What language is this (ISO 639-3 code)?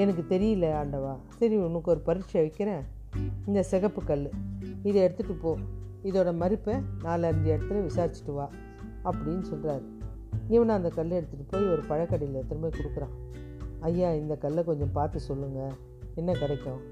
tam